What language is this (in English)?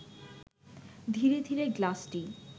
Bangla